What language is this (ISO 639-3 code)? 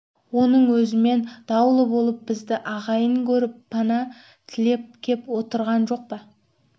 kaz